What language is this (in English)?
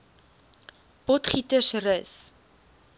Afrikaans